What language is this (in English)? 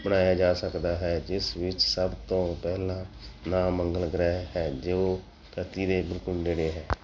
Punjabi